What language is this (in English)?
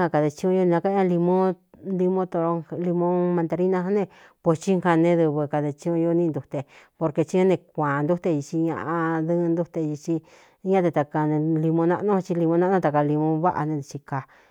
Cuyamecalco Mixtec